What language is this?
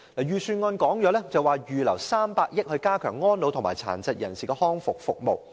Cantonese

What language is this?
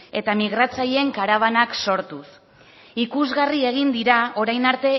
Basque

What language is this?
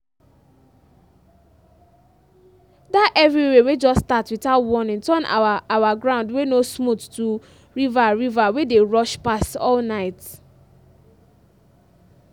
Nigerian Pidgin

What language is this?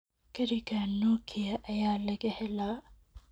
Somali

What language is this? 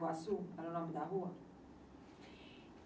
Portuguese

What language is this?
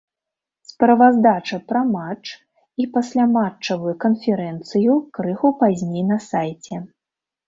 Belarusian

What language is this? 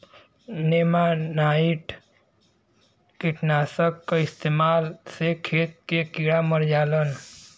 Bhojpuri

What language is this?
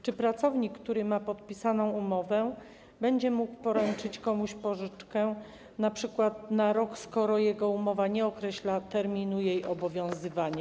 Polish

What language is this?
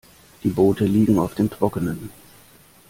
German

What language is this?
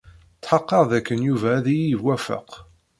Kabyle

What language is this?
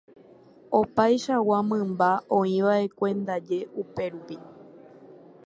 Guarani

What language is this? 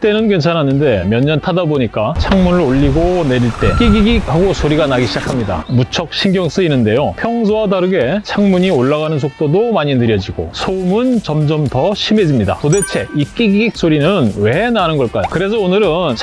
Korean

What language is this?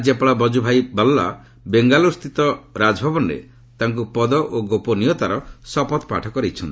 Odia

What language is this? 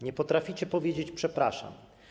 Polish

